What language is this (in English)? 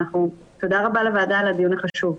Hebrew